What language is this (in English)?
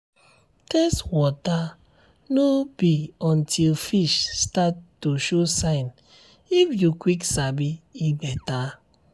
Nigerian Pidgin